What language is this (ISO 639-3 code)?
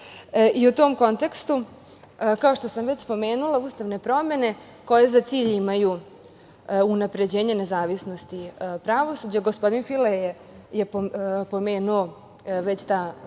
srp